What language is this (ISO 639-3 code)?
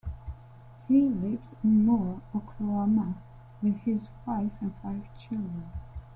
eng